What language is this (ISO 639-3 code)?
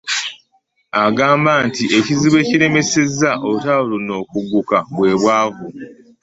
lug